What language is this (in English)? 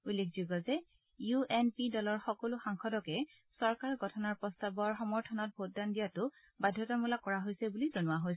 Assamese